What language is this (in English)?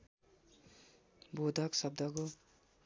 Nepali